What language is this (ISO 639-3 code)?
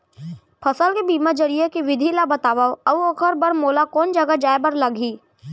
hne